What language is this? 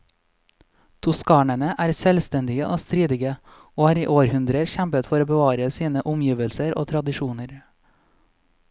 Norwegian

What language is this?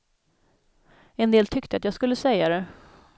Swedish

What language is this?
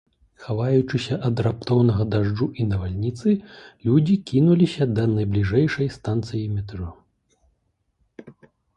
Belarusian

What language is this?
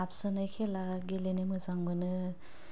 Bodo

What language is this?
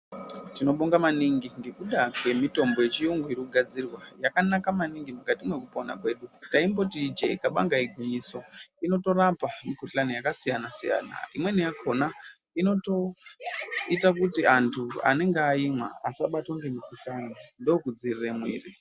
Ndau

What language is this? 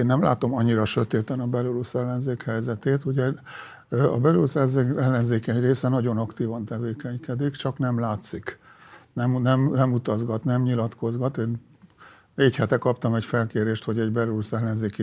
Hungarian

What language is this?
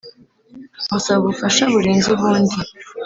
Kinyarwanda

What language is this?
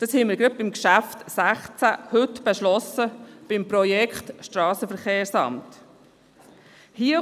Swiss German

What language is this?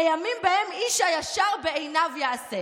Hebrew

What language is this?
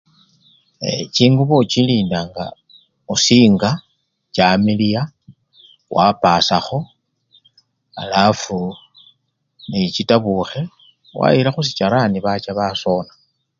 Luyia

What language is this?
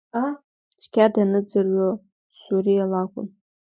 Abkhazian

